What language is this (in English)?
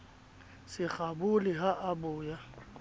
Southern Sotho